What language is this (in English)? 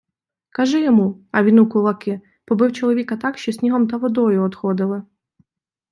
Ukrainian